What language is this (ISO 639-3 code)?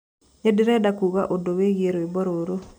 kik